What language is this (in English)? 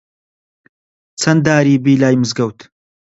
Central Kurdish